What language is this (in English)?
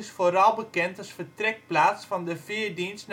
Dutch